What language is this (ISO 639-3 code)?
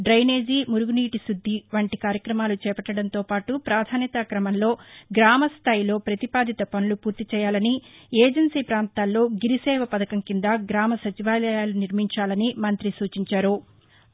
tel